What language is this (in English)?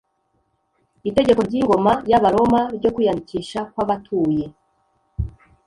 Kinyarwanda